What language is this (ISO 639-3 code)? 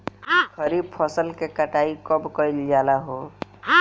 bho